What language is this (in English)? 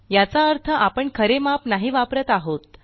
Marathi